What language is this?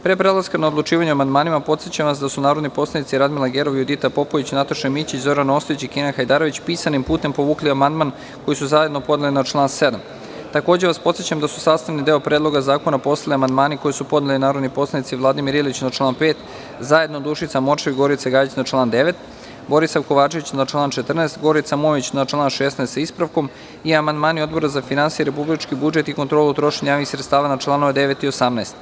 Serbian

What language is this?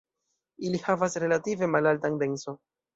Esperanto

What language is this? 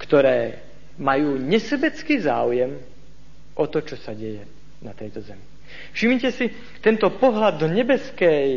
Slovak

